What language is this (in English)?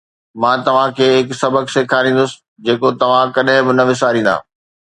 Sindhi